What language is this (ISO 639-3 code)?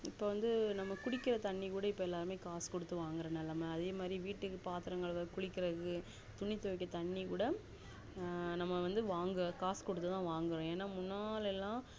tam